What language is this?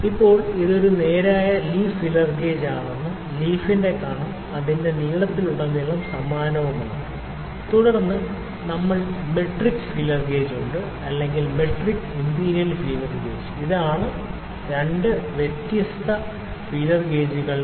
Malayalam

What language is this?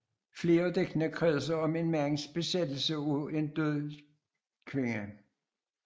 Danish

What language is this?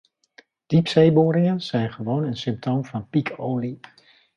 Dutch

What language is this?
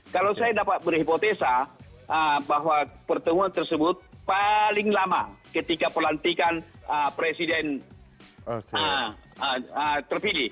Indonesian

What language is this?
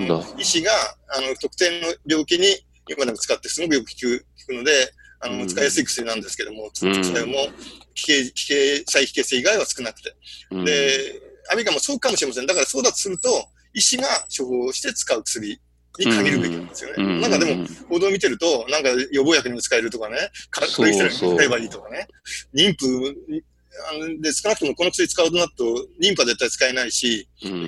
Japanese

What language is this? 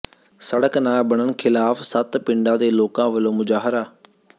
Punjabi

